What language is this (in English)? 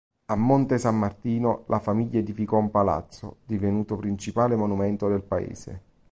Italian